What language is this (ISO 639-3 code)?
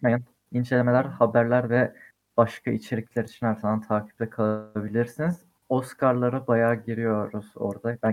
tur